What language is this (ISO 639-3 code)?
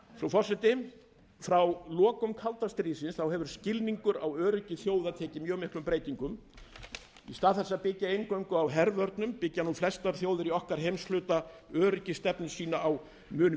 isl